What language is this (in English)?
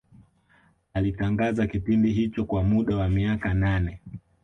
Swahili